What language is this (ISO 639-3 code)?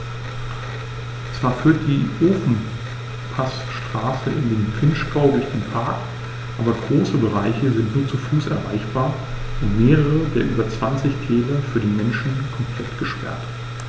deu